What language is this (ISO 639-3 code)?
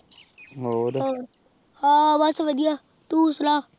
pan